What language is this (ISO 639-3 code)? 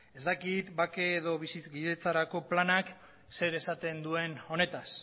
eus